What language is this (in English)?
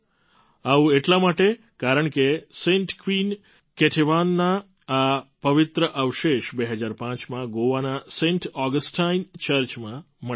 Gujarati